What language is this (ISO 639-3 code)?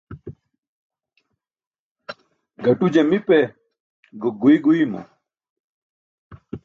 bsk